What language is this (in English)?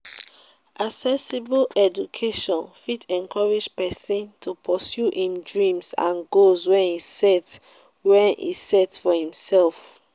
Nigerian Pidgin